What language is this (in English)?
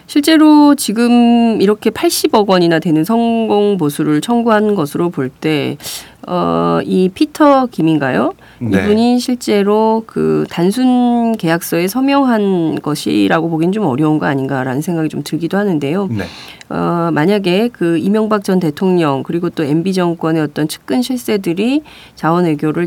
Korean